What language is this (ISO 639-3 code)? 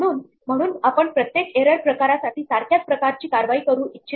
mar